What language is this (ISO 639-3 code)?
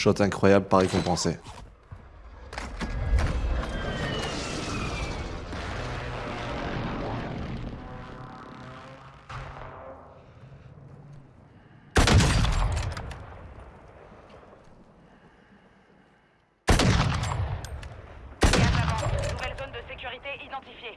fra